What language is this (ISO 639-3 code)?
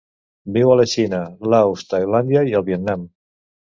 cat